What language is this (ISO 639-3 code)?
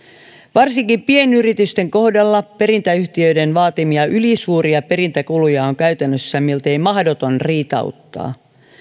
fin